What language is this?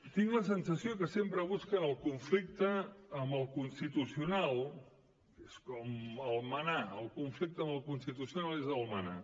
Catalan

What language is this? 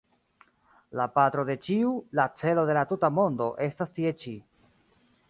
Esperanto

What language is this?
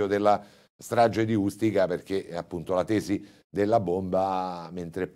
Italian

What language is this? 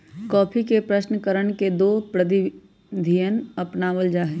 Magahi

